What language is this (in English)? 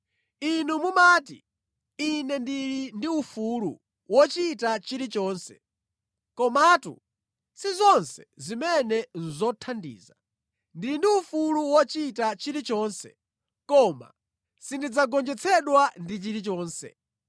Nyanja